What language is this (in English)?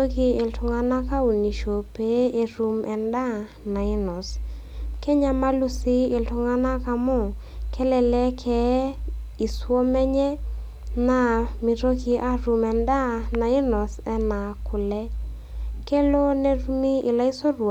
Masai